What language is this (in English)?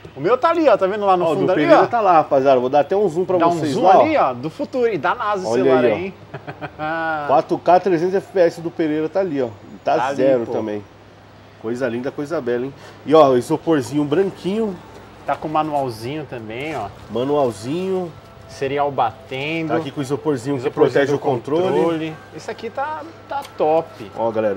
Portuguese